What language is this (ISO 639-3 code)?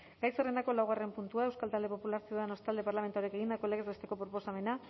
eus